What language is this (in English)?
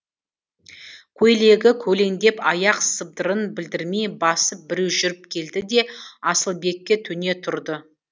Kazakh